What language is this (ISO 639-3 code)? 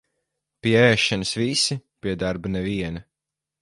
lav